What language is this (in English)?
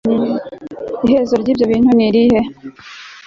Kinyarwanda